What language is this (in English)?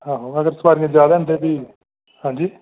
Dogri